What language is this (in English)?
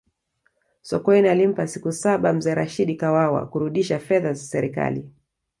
Swahili